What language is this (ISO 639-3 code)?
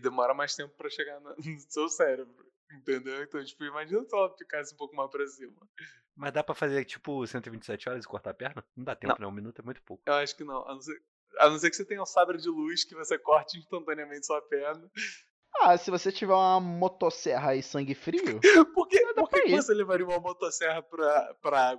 por